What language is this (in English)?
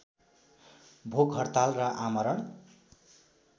Nepali